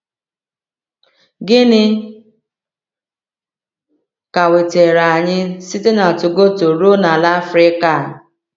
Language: Igbo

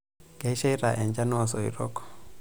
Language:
Masai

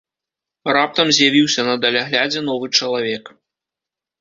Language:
Belarusian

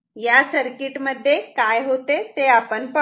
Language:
Marathi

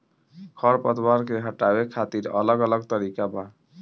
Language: Bhojpuri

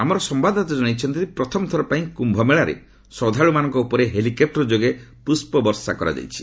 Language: Odia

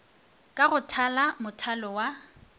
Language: Northern Sotho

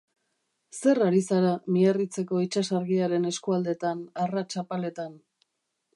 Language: Basque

